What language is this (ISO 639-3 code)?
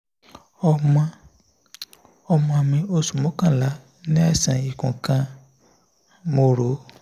yor